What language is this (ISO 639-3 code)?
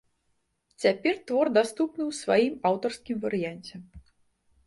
bel